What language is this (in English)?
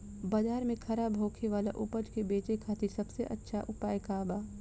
Bhojpuri